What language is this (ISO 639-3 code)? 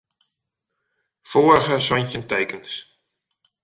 fry